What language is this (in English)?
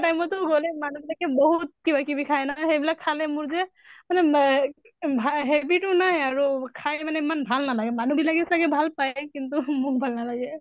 Assamese